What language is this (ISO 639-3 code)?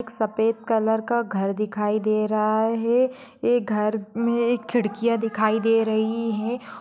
mag